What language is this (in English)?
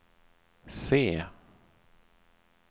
Swedish